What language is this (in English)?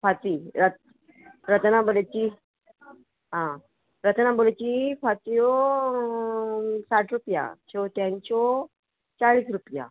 Konkani